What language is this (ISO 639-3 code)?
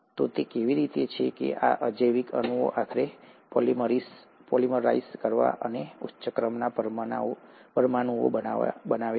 guj